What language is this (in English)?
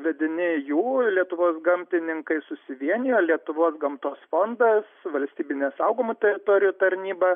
Lithuanian